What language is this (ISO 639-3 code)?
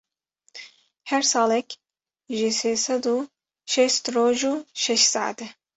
kur